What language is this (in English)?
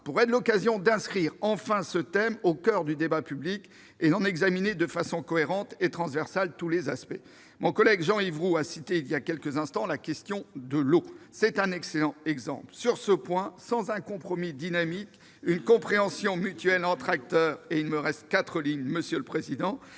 French